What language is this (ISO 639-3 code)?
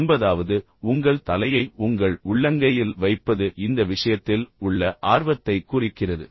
tam